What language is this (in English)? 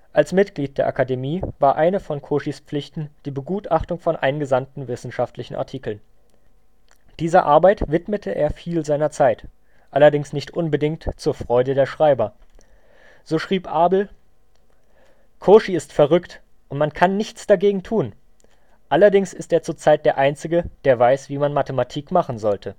German